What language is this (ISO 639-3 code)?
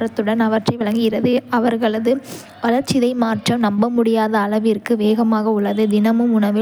kfe